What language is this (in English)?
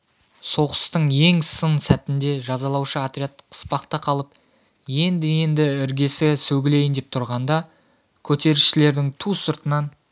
Kazakh